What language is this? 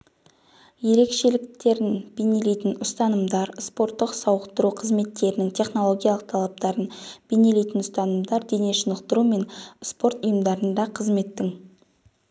Kazakh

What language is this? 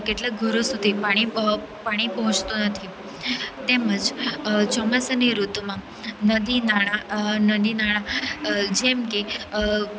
Gujarati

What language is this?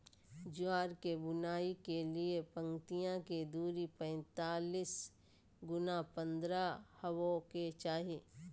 Magahi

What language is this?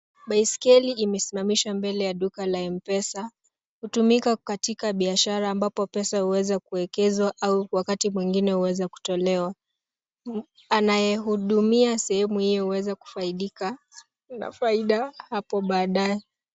Swahili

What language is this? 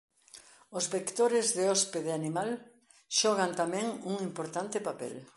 Galician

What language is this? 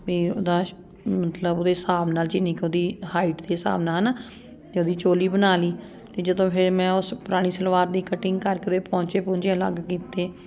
Punjabi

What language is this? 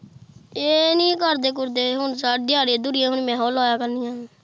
Punjabi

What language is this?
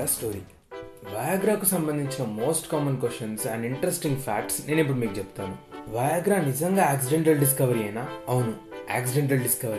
Telugu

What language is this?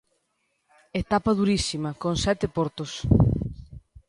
Galician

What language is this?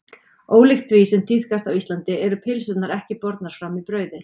Icelandic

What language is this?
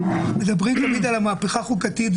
Hebrew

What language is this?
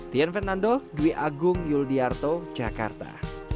Indonesian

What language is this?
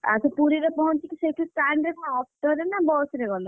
Odia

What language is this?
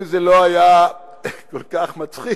Hebrew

